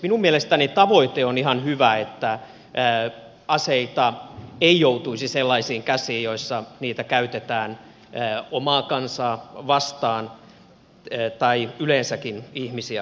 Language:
Finnish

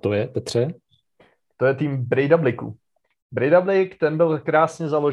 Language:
Czech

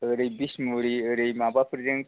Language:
Bodo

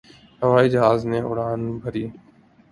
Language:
Urdu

